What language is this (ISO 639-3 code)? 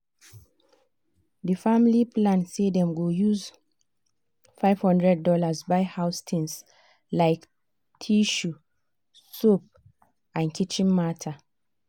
pcm